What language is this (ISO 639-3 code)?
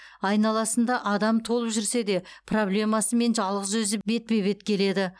kaz